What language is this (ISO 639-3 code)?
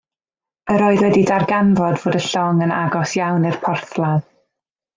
cym